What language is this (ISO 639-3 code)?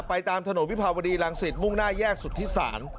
tha